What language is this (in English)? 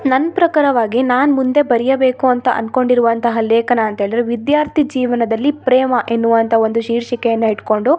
Kannada